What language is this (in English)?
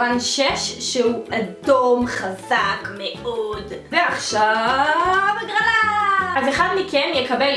Hebrew